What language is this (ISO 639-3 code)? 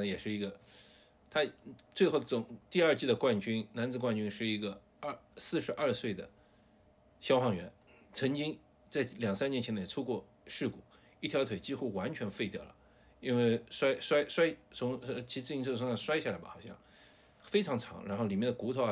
zho